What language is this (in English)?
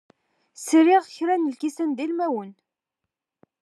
Kabyle